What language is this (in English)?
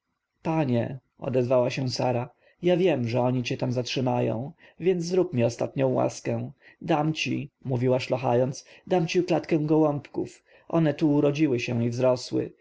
Polish